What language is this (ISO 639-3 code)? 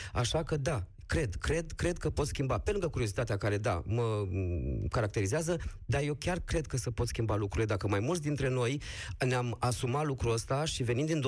ron